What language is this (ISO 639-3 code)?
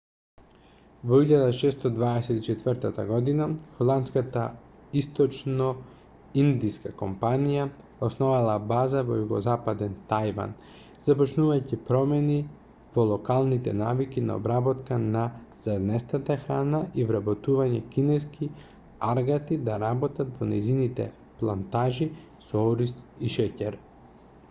mkd